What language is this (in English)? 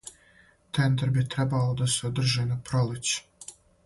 Serbian